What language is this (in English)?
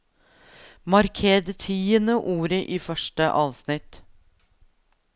Norwegian